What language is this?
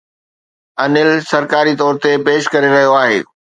Sindhi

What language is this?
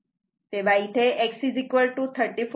Marathi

